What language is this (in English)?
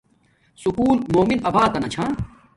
Domaaki